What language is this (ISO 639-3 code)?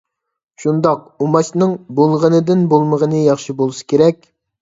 uig